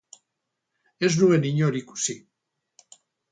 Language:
Basque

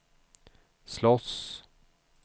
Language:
Swedish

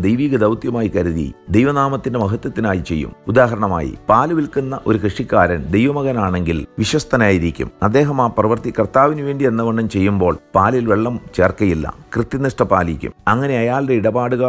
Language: Malayalam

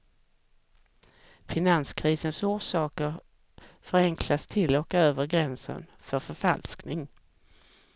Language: Swedish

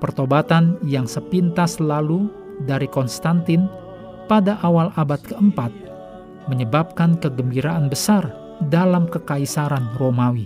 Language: Indonesian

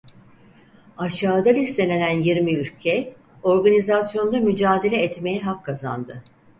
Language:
Turkish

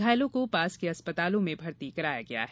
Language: Hindi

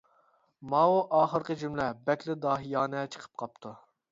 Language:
Uyghur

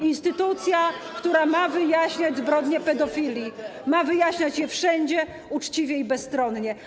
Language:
Polish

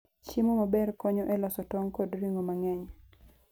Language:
Luo (Kenya and Tanzania)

